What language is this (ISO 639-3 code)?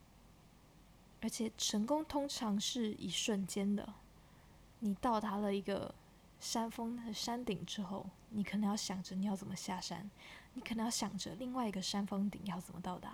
zho